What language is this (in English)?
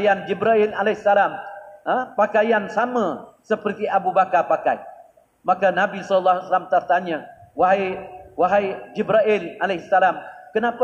Malay